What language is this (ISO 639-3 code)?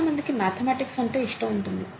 tel